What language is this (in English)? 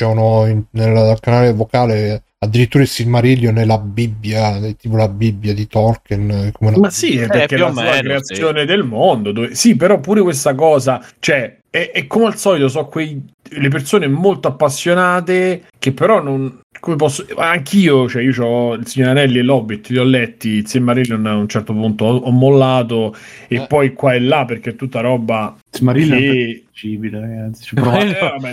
Italian